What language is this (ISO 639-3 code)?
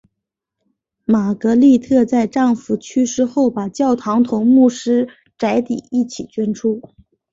zho